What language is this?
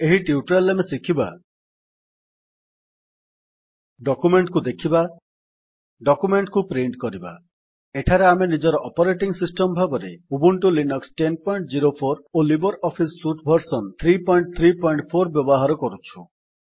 Odia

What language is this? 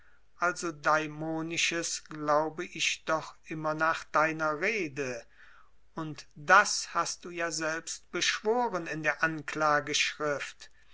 German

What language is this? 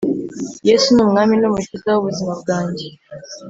Kinyarwanda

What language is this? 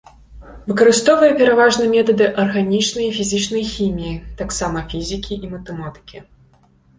Belarusian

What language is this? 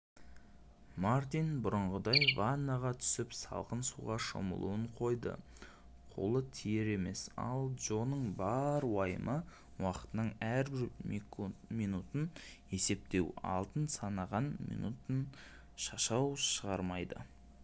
Kazakh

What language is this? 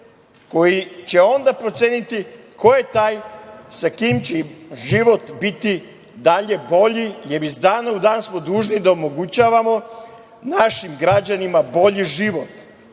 Serbian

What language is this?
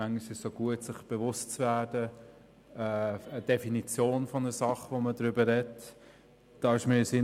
Swiss German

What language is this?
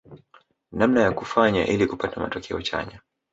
Swahili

